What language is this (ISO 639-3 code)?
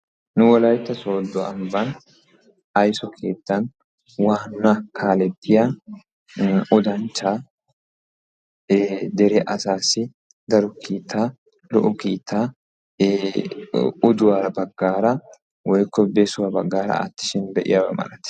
wal